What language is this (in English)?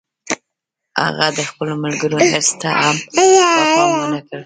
Pashto